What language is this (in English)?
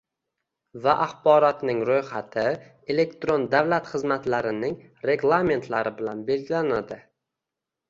Uzbek